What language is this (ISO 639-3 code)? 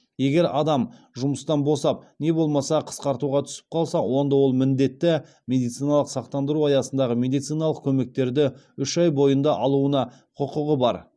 kaz